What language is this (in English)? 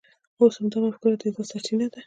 Pashto